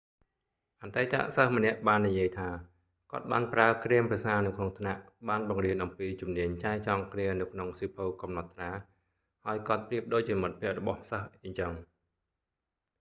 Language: Khmer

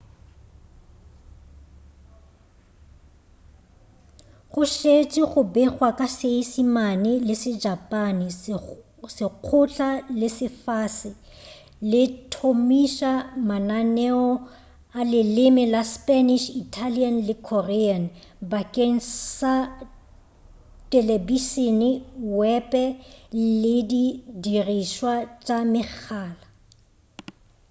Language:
Northern Sotho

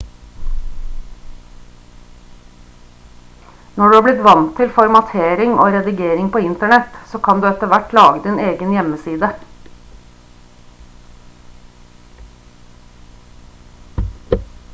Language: Norwegian Bokmål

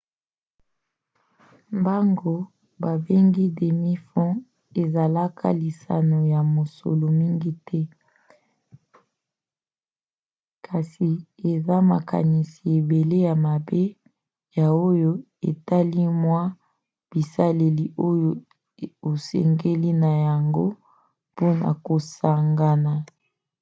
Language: Lingala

